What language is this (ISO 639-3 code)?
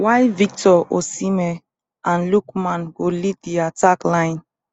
pcm